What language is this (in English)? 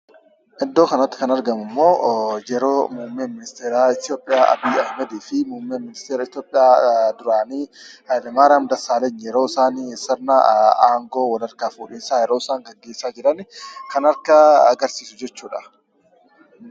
Oromo